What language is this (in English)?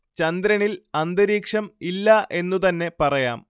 Malayalam